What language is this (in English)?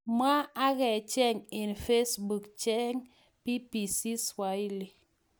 Kalenjin